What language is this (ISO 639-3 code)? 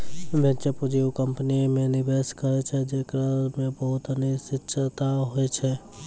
mai